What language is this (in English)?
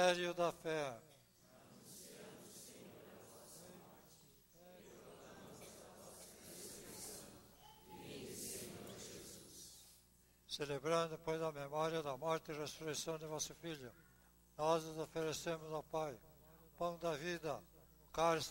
Portuguese